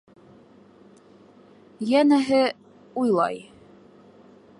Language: Bashkir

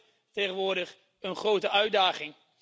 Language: Dutch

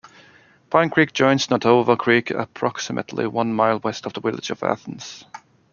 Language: English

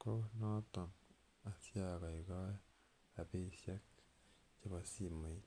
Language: Kalenjin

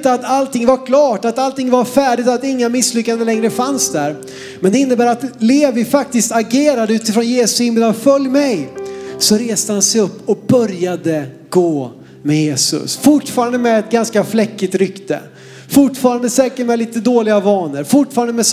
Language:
Swedish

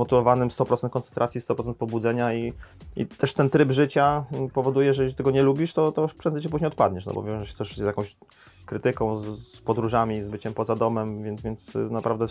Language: Polish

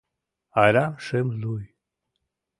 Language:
Mari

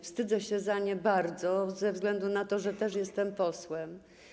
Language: Polish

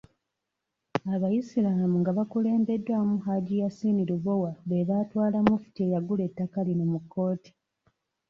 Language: Ganda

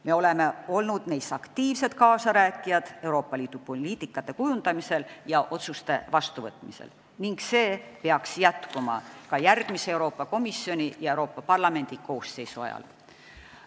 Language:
Estonian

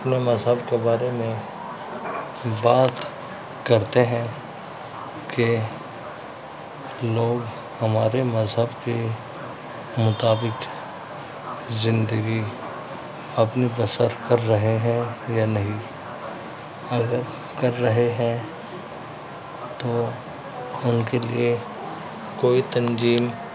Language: Urdu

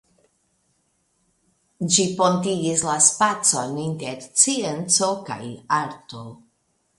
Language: Esperanto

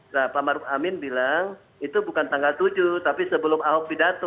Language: Indonesian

